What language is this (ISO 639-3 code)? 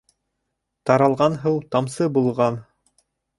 bak